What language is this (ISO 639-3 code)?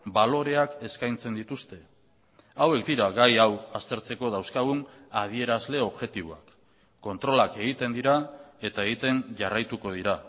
eus